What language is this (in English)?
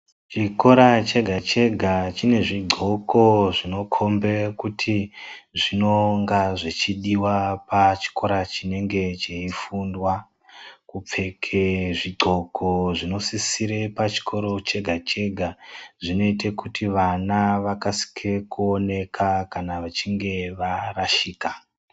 Ndau